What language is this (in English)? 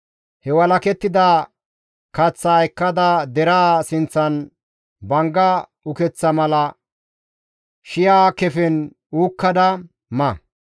Gamo